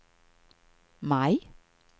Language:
Swedish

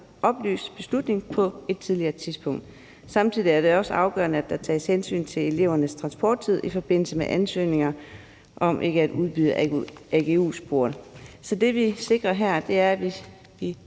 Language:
Danish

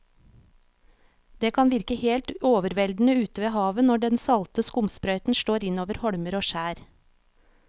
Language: Norwegian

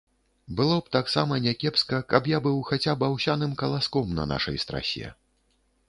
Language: Belarusian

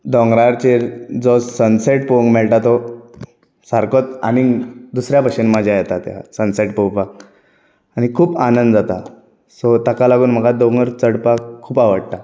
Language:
Konkani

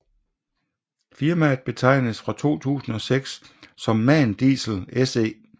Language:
Danish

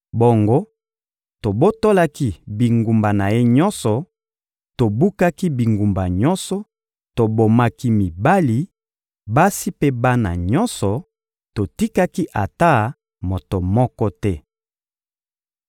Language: Lingala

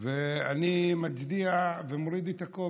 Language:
Hebrew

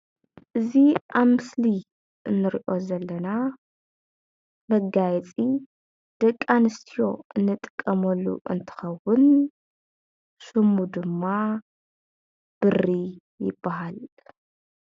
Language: Tigrinya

